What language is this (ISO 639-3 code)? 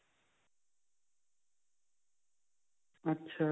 pan